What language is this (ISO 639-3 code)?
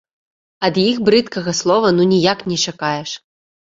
bel